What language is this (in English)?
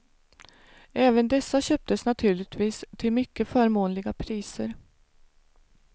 Swedish